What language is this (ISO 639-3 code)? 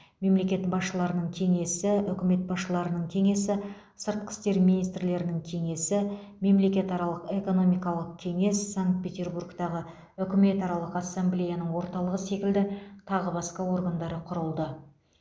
kaz